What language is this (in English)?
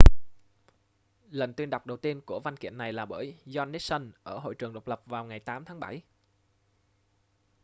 Vietnamese